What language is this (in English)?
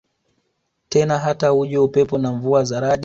Swahili